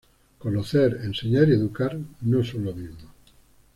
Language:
Spanish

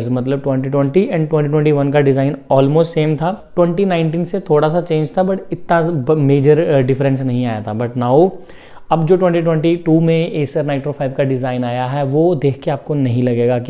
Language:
Hindi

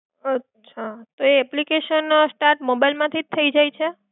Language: Gujarati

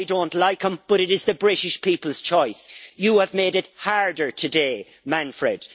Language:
English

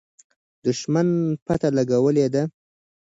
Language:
Pashto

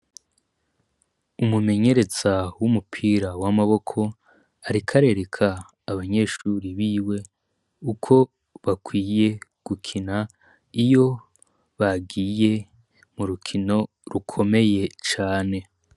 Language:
Rundi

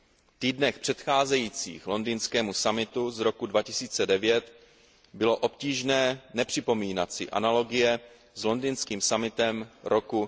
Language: Czech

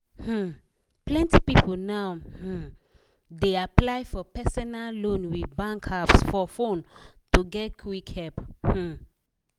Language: Nigerian Pidgin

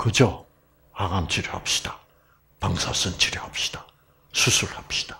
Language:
Korean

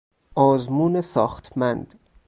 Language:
Persian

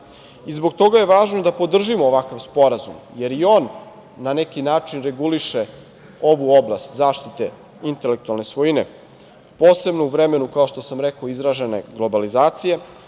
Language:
Serbian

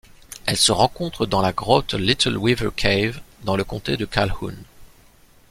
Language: French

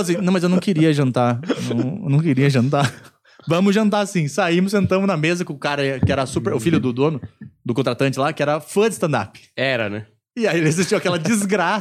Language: Portuguese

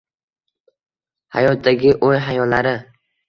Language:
Uzbek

